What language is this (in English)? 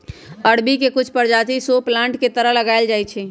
Magahi